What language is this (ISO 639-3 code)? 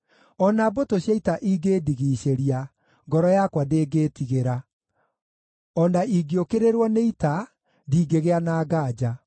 kik